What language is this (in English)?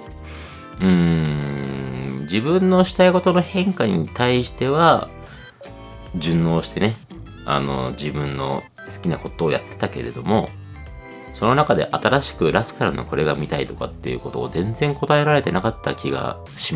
Japanese